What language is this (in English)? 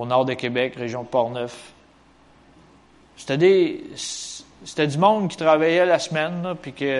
French